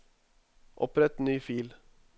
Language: Norwegian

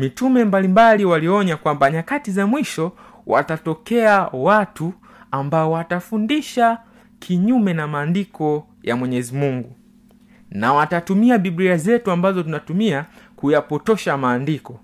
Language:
Swahili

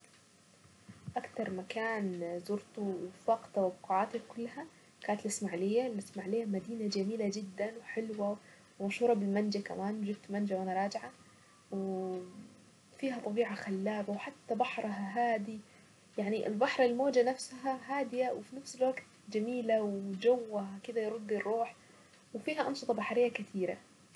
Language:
Saidi Arabic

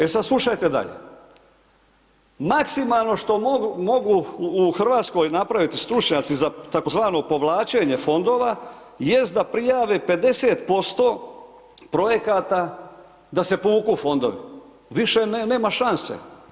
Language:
Croatian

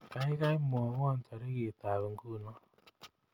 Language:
Kalenjin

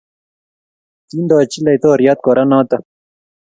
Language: Kalenjin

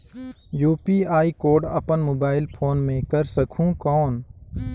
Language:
Chhattisgarhi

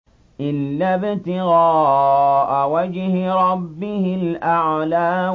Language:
Arabic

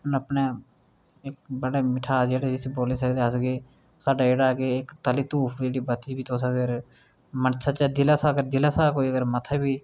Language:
Dogri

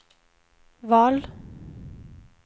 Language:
Swedish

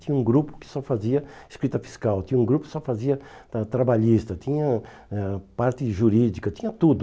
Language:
Portuguese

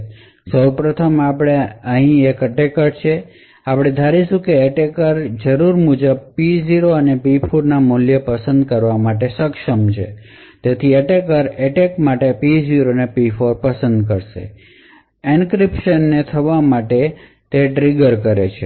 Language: Gujarati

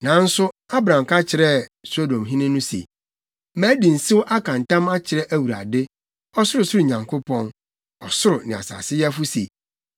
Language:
Akan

